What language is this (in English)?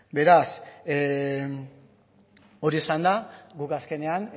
Basque